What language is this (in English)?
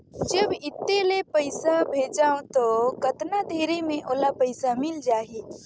Chhattisgarhi